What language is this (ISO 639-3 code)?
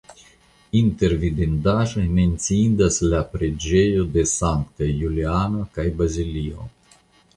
epo